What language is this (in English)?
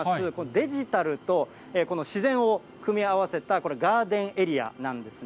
Japanese